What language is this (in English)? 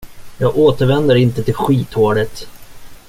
Swedish